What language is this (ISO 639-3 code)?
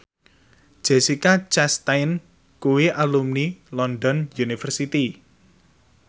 jav